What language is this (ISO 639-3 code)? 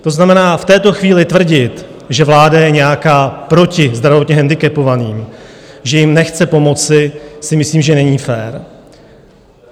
ces